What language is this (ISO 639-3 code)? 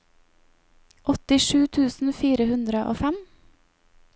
nor